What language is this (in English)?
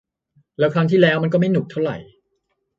Thai